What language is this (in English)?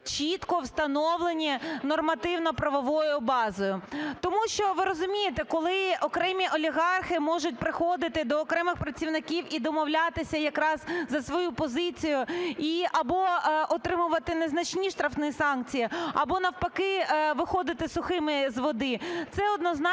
Ukrainian